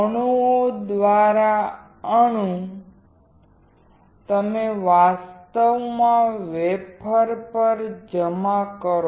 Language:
Gujarati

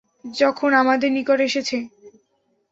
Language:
Bangla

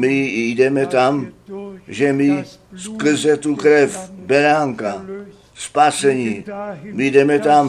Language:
Czech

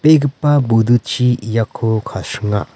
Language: Garo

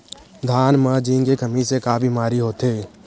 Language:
Chhattisgarhi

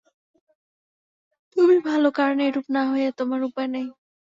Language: Bangla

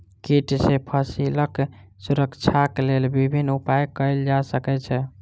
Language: Maithili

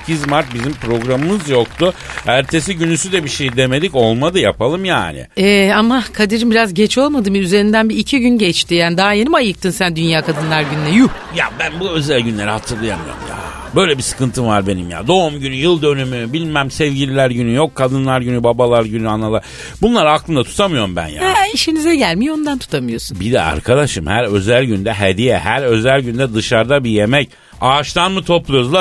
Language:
Turkish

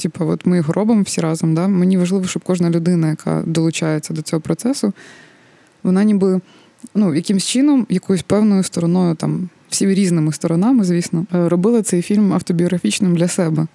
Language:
Ukrainian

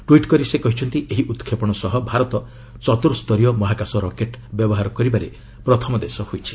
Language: Odia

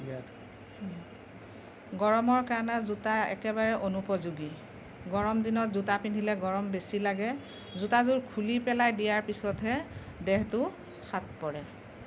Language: Assamese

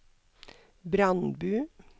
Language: Norwegian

